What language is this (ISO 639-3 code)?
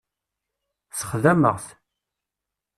kab